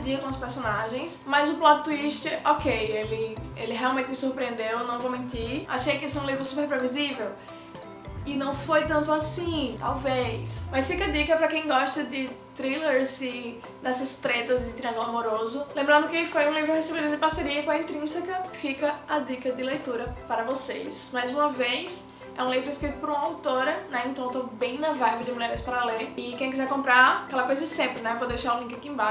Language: Portuguese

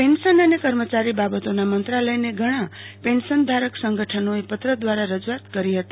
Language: Gujarati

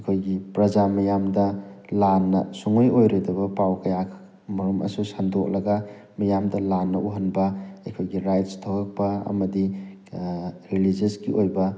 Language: Manipuri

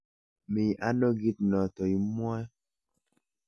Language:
Kalenjin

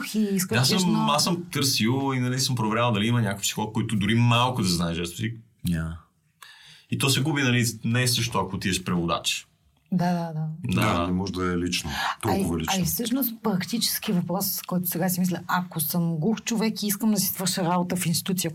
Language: Bulgarian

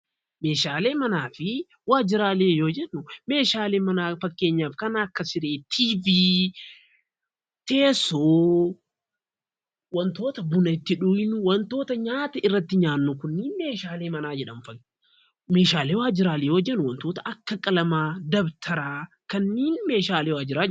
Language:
Oromo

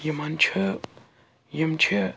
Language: Kashmiri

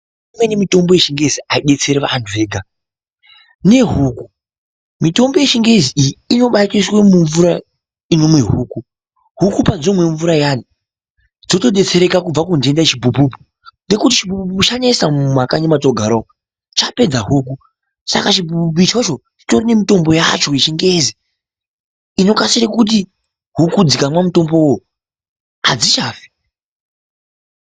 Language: Ndau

